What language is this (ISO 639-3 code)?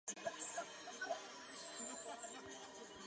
zho